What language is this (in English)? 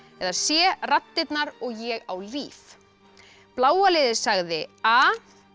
Icelandic